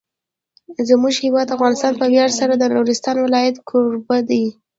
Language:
Pashto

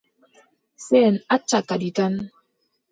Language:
Adamawa Fulfulde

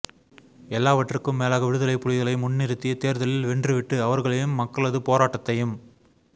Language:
Tamil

